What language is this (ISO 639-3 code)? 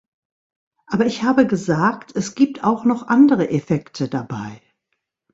deu